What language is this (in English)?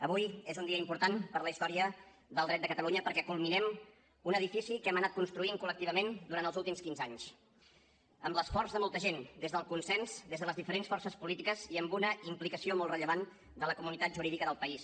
Catalan